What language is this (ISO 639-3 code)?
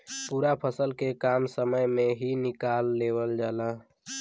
bho